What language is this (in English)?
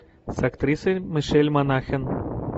Russian